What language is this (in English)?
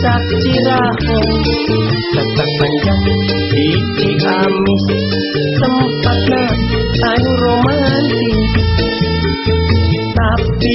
Indonesian